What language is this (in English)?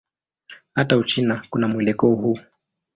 Swahili